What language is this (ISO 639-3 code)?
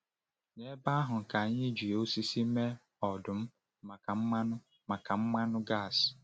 ibo